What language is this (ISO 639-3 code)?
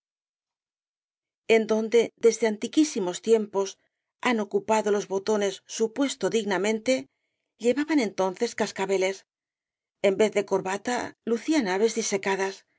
spa